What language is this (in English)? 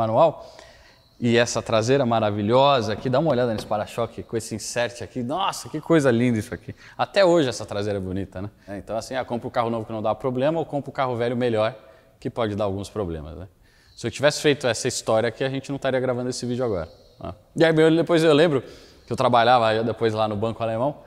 Portuguese